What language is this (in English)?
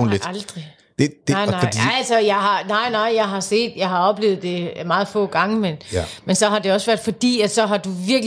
Danish